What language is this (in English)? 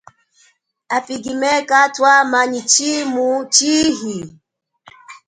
Chokwe